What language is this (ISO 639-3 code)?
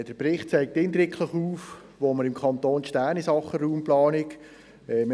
gsw